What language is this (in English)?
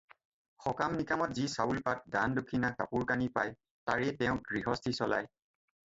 Assamese